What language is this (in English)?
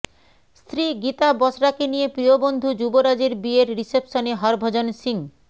Bangla